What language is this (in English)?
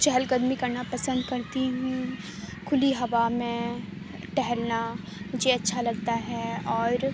Urdu